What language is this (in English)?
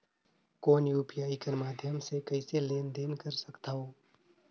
Chhattisgarhi